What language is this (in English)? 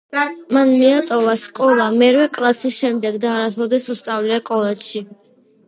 Georgian